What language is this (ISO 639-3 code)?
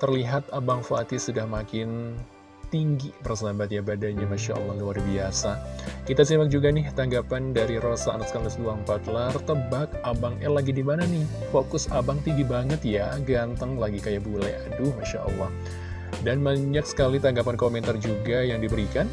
ind